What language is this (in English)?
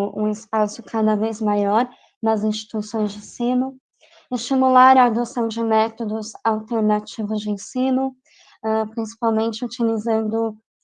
Portuguese